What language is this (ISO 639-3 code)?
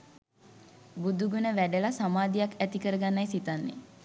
sin